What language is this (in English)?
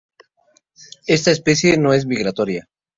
Spanish